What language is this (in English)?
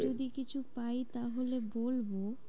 Bangla